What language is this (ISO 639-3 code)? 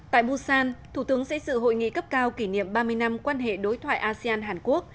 vie